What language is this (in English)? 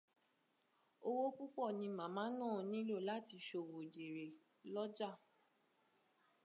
Yoruba